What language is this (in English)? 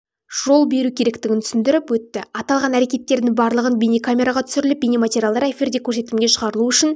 Kazakh